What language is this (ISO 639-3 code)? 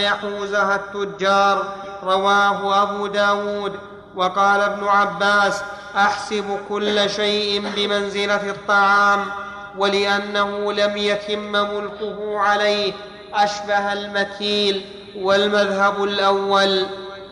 ara